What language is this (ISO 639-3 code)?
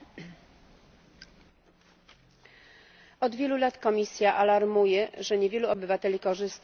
pol